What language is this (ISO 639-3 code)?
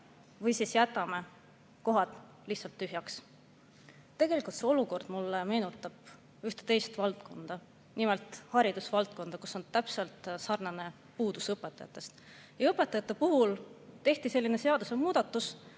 est